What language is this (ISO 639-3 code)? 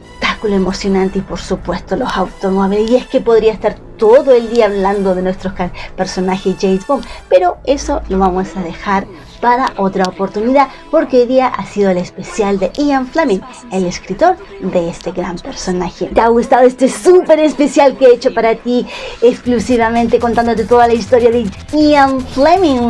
spa